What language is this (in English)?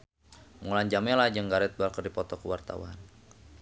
Sundanese